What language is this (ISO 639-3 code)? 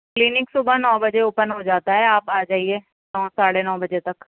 urd